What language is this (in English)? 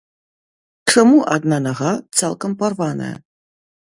Belarusian